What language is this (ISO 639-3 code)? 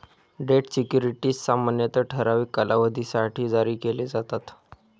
mar